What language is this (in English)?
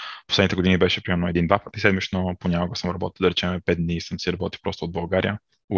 Bulgarian